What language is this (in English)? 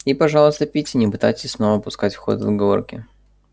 Russian